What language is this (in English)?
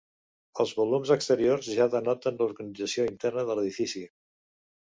Catalan